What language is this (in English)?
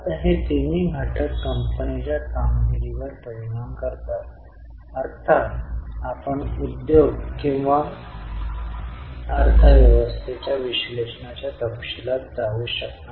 Marathi